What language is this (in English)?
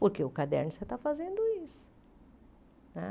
Portuguese